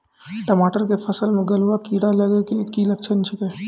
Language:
Maithili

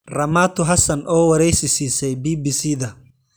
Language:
Somali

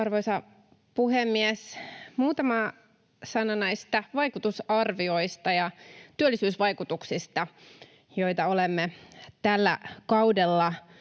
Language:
Finnish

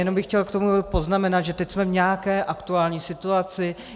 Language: Czech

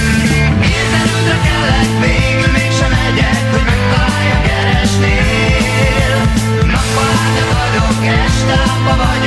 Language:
Hungarian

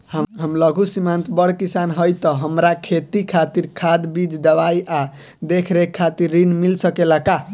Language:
Bhojpuri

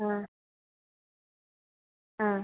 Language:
Malayalam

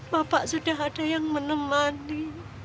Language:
Indonesian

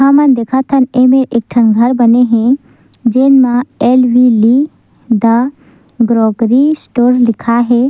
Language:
Chhattisgarhi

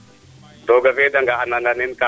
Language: Serer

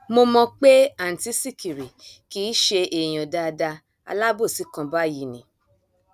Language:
Yoruba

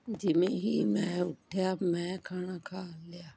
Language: Punjabi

